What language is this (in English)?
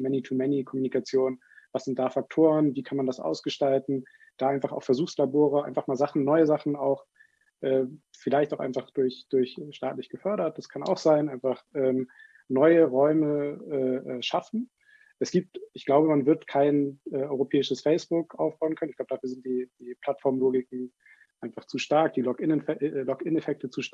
German